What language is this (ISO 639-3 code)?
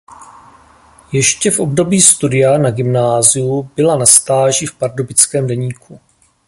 ces